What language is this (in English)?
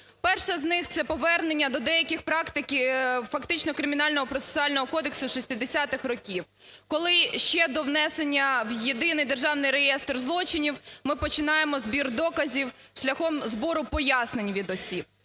Ukrainian